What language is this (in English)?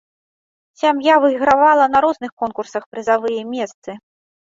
Belarusian